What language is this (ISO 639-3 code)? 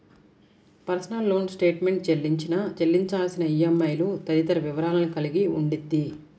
tel